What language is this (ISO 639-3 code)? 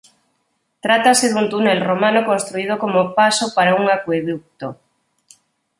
glg